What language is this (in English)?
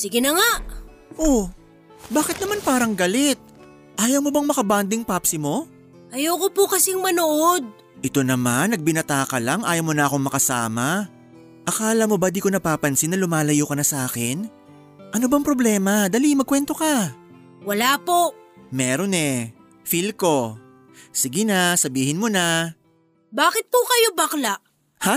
Filipino